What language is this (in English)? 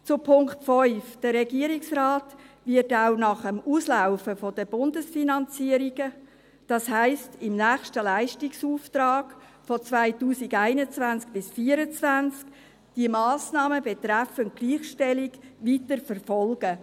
Swiss German